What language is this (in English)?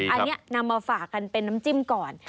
Thai